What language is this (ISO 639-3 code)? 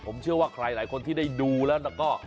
tha